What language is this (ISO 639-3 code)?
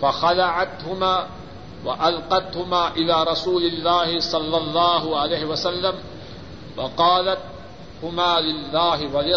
urd